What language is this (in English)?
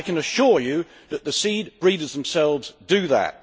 English